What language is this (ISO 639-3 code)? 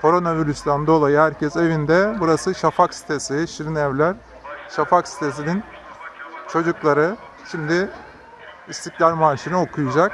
tur